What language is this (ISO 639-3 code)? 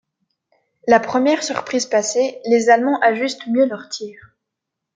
fra